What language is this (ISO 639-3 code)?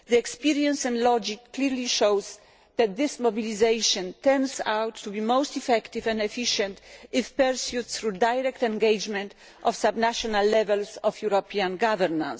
eng